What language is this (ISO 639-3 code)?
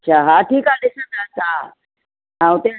snd